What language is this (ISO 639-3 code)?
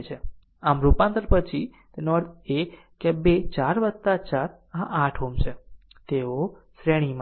guj